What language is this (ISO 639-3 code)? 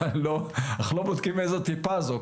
heb